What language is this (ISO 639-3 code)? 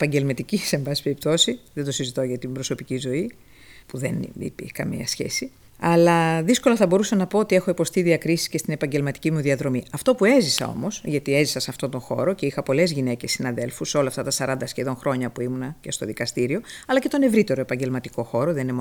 ell